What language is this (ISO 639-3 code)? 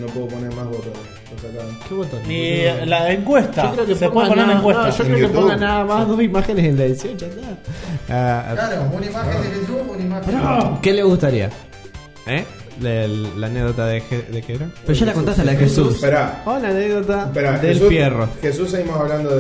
spa